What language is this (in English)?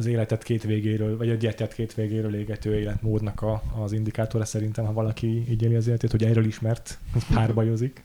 Hungarian